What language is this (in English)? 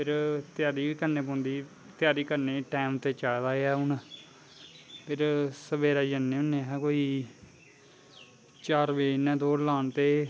Dogri